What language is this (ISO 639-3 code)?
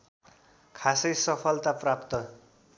nep